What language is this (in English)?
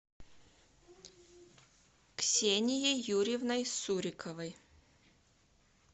Russian